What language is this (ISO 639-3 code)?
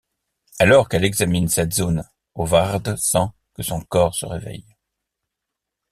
fra